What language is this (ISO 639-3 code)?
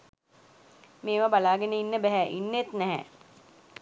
sin